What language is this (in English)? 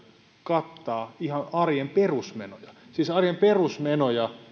Finnish